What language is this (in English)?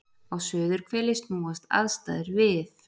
Icelandic